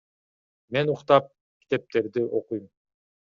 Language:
Kyrgyz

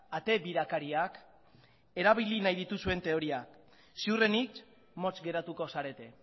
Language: Basque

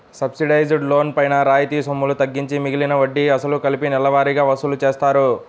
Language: Telugu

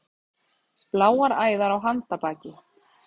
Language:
Icelandic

